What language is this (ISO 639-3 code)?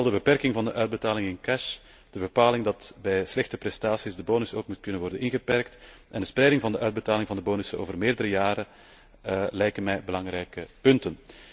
nld